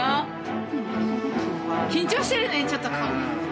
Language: Japanese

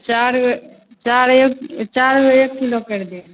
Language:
Maithili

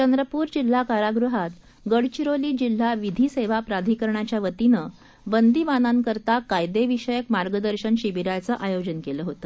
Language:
Marathi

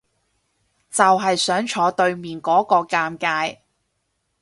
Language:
Cantonese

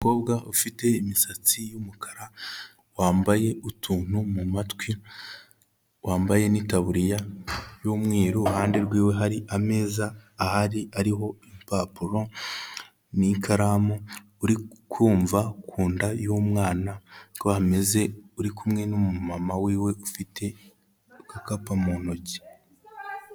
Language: Kinyarwanda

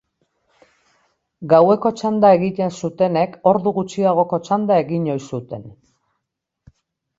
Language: Basque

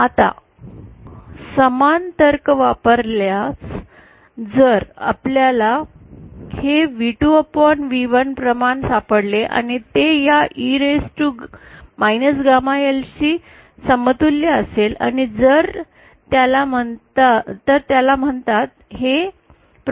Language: Marathi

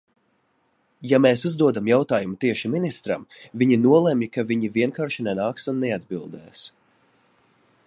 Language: Latvian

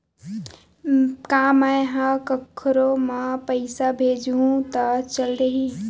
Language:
Chhattisgarhi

